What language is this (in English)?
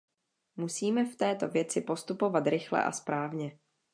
Czech